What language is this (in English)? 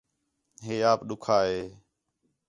Khetrani